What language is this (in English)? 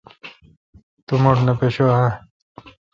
Kalkoti